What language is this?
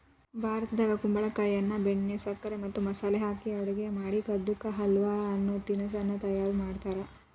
Kannada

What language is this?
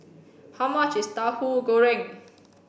English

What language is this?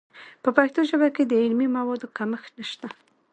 Pashto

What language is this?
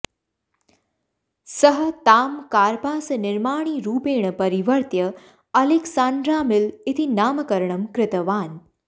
Sanskrit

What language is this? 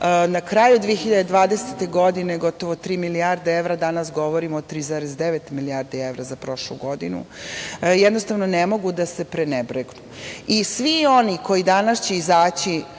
Serbian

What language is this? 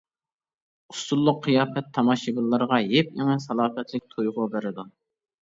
Uyghur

